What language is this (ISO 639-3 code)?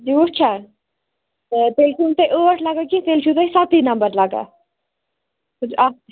kas